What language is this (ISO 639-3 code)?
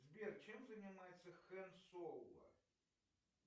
rus